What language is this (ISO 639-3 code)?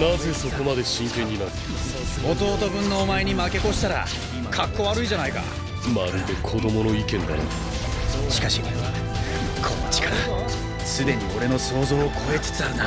jpn